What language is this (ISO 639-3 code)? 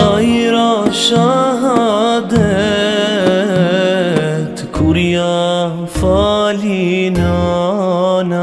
ron